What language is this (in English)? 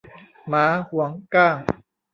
Thai